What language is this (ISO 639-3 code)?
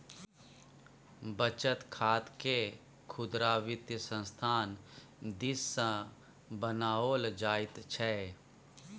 mai